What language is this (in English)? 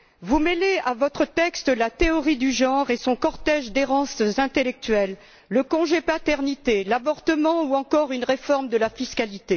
French